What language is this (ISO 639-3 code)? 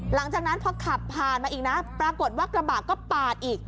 tha